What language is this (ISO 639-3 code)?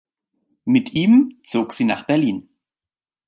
deu